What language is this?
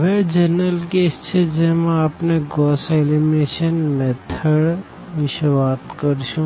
Gujarati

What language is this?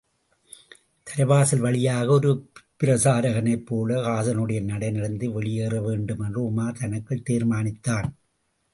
Tamil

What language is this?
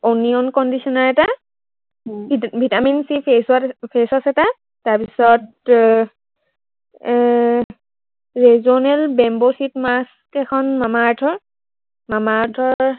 Assamese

